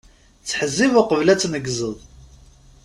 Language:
Kabyle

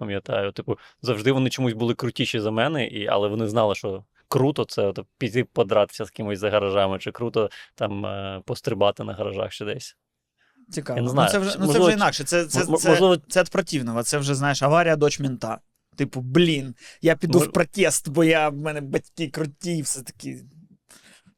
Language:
Ukrainian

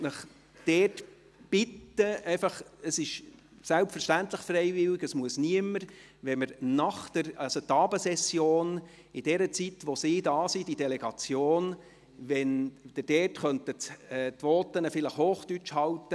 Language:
Swiss German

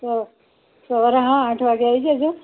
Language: Gujarati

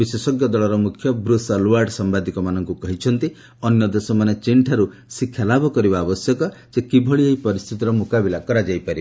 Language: Odia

